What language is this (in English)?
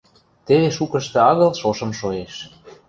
Western Mari